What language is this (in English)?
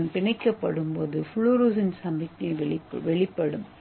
Tamil